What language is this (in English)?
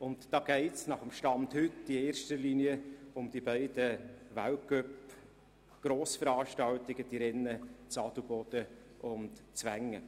Swiss German